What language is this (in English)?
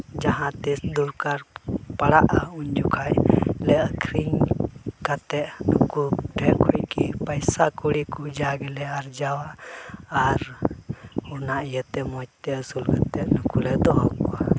Santali